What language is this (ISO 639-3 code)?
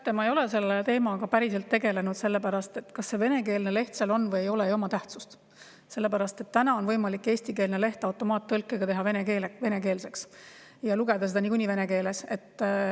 est